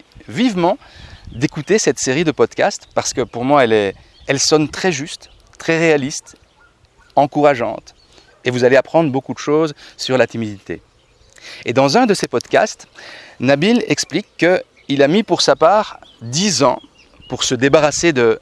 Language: French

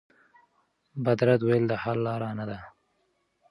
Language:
Pashto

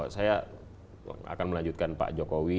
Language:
Indonesian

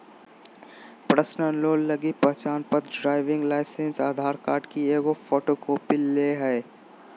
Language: Magahi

